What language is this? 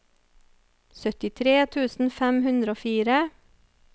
Norwegian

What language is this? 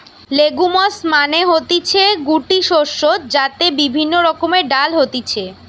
Bangla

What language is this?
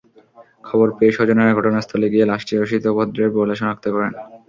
Bangla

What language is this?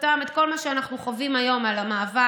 Hebrew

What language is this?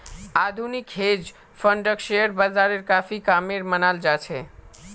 Magahi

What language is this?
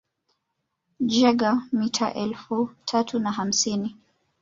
Swahili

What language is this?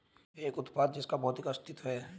Hindi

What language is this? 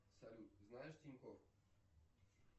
Russian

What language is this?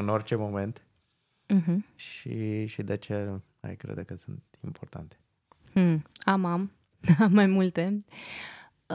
Romanian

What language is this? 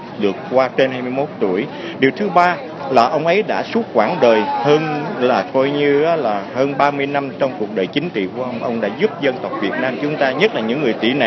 Vietnamese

